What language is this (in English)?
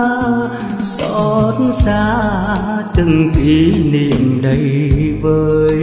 Vietnamese